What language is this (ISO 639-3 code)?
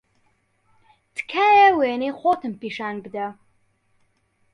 ckb